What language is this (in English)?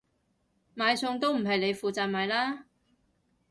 Cantonese